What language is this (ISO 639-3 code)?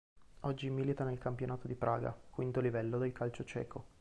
ita